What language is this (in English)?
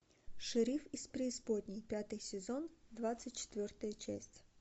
Russian